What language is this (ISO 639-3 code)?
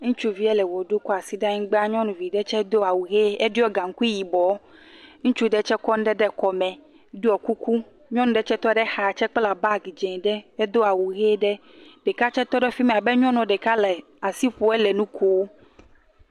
ewe